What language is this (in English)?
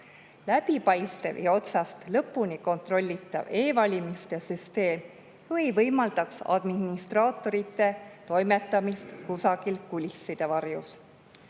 Estonian